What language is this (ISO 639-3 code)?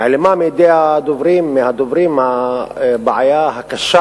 heb